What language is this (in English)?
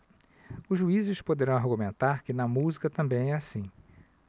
Portuguese